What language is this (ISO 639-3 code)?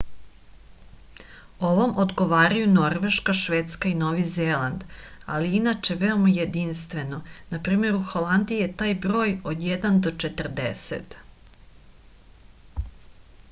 srp